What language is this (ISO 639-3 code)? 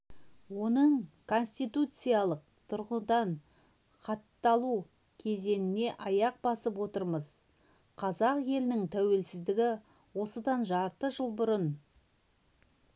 kaz